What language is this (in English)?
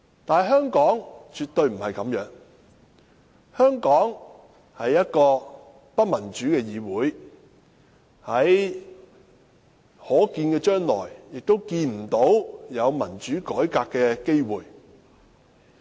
Cantonese